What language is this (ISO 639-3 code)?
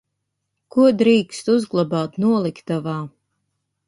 lav